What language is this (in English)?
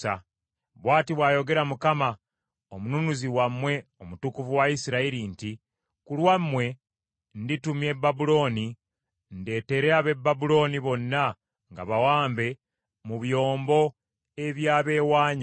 Ganda